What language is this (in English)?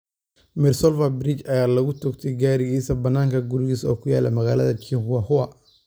Somali